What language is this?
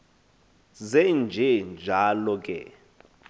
Xhosa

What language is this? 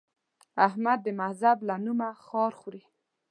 Pashto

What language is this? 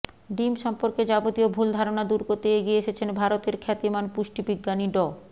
Bangla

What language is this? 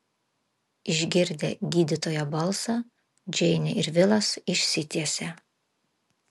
Lithuanian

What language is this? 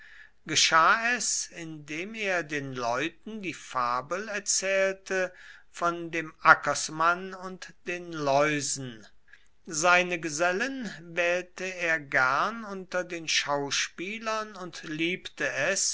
German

